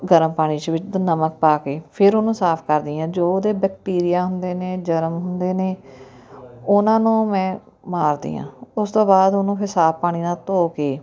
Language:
Punjabi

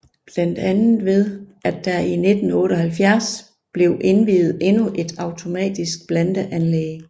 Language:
Danish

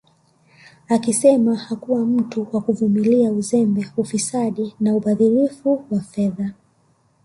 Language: Swahili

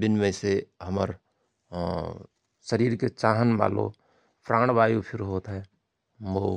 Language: Rana Tharu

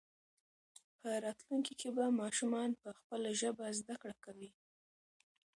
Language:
Pashto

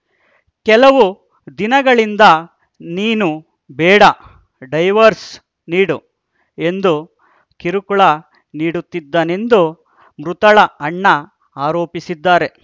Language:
Kannada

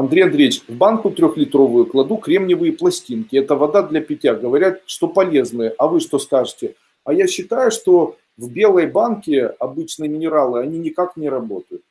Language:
Russian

